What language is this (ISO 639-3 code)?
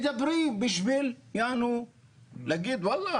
heb